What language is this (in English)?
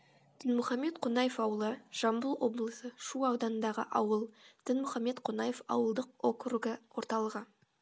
Kazakh